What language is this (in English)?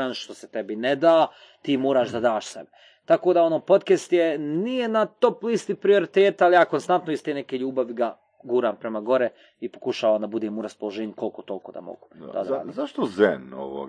Croatian